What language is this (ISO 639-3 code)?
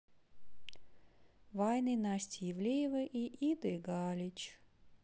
rus